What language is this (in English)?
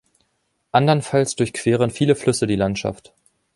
German